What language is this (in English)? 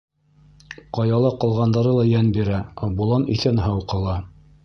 Bashkir